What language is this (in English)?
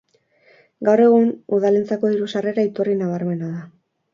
Basque